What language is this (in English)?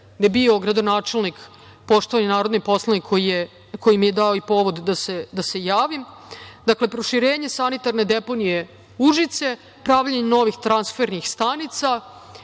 Serbian